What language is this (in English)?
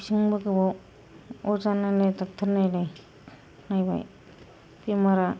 Bodo